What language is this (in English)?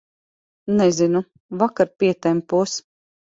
Latvian